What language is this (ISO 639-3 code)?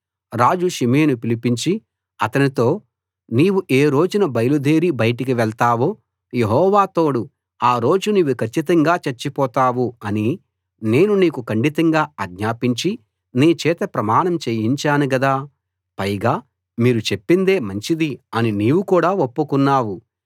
tel